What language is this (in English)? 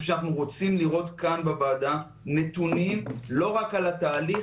Hebrew